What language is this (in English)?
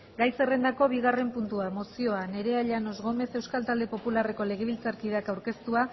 Basque